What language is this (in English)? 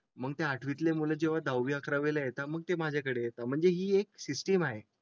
Marathi